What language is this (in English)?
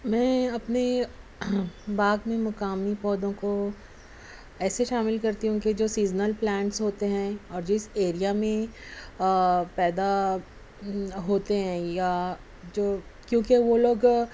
Urdu